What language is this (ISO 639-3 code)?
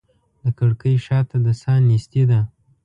pus